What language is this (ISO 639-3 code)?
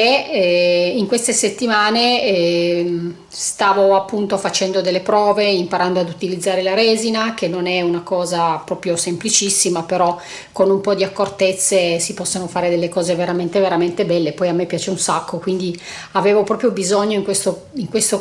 ita